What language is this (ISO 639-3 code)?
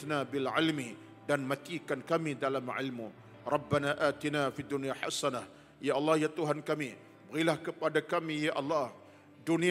msa